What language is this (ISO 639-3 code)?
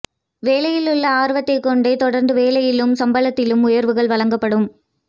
tam